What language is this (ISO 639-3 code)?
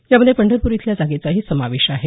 mar